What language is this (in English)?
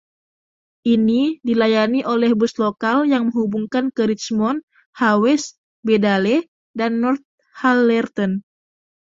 Indonesian